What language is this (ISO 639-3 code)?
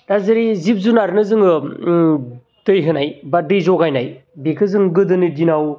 brx